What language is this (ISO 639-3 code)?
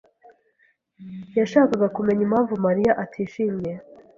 kin